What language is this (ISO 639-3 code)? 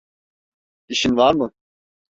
tur